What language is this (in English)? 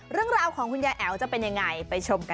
Thai